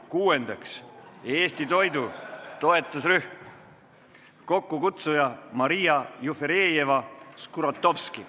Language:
Estonian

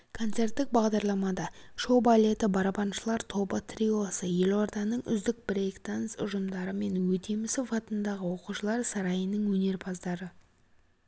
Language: Kazakh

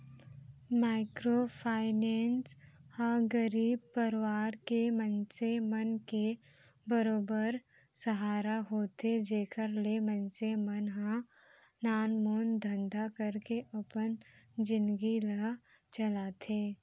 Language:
Chhattisgarhi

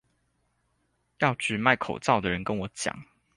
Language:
Chinese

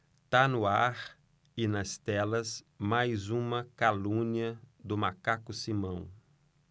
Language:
Portuguese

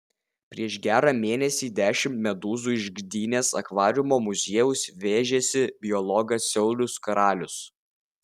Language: Lithuanian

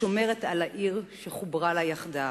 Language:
Hebrew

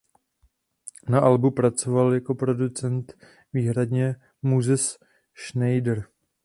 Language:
Czech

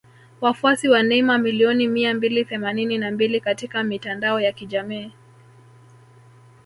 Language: Swahili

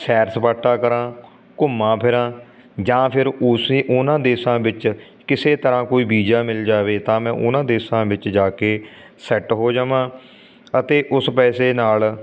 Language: Punjabi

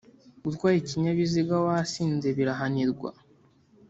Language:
Kinyarwanda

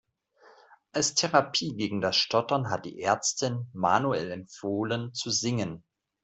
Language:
German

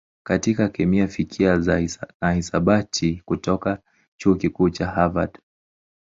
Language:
Swahili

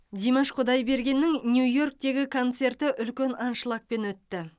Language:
Kazakh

